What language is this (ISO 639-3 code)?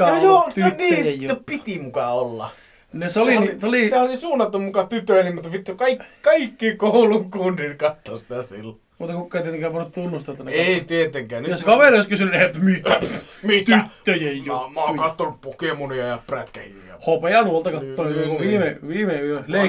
fin